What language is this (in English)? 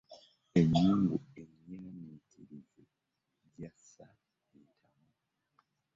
Ganda